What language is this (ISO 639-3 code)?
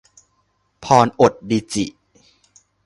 tha